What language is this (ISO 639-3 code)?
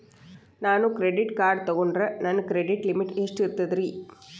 kan